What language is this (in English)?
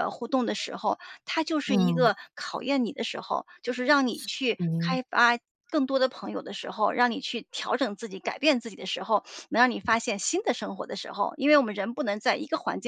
Chinese